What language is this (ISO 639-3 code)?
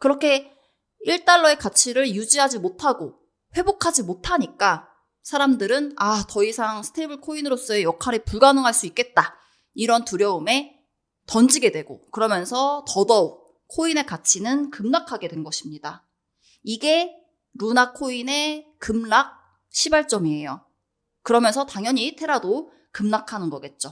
kor